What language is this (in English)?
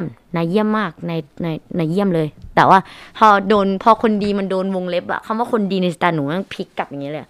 Thai